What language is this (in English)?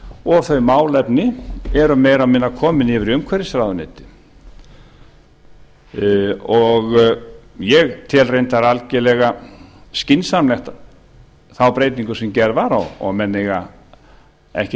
Icelandic